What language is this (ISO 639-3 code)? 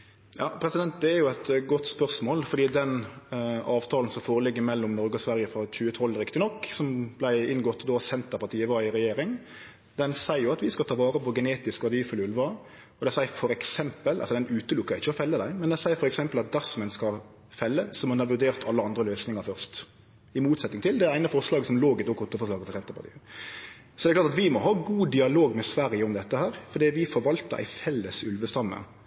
nor